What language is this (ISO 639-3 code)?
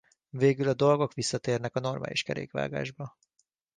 hun